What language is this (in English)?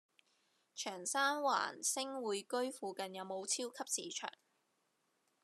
Cantonese